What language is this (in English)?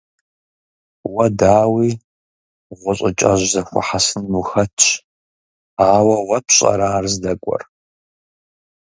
Kabardian